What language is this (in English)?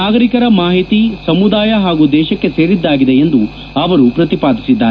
Kannada